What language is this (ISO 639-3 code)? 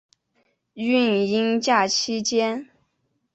zho